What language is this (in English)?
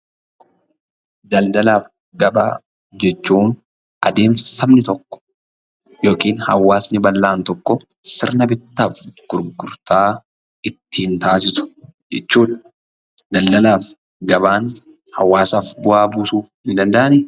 Oromo